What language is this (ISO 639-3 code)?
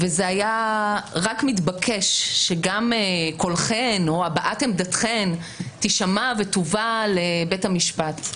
heb